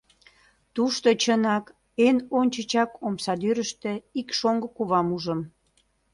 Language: Mari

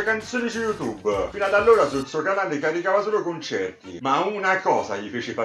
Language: Italian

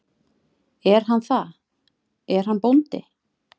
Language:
Icelandic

